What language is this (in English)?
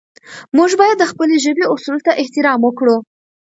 Pashto